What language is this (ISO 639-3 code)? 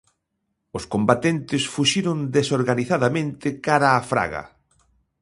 glg